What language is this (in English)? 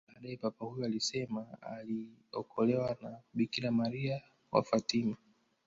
Swahili